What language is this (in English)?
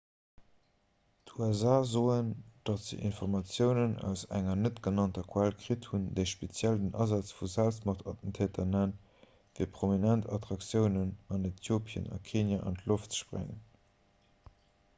Luxembourgish